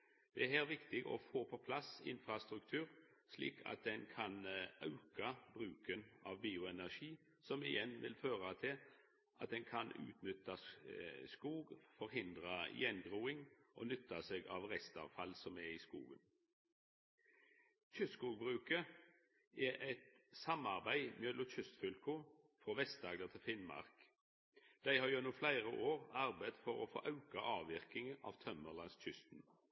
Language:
Norwegian Nynorsk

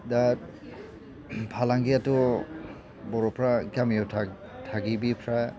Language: Bodo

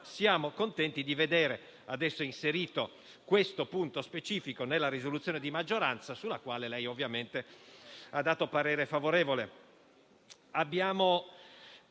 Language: Italian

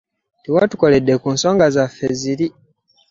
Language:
Ganda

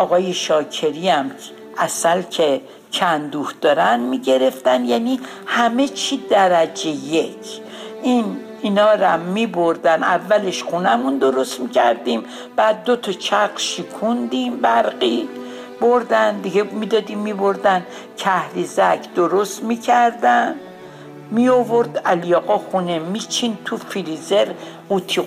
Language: Persian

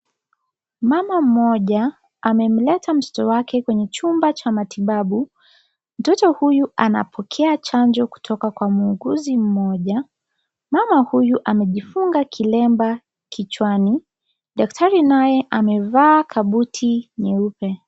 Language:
Swahili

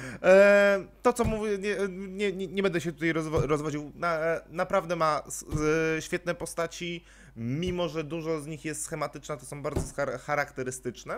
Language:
Polish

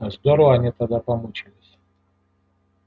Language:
Russian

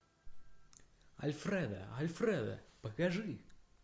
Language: Russian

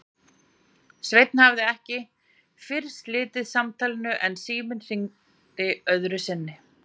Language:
Icelandic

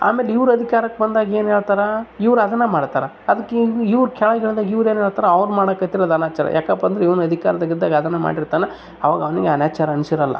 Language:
Kannada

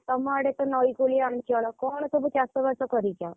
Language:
Odia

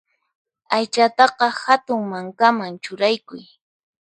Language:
Puno Quechua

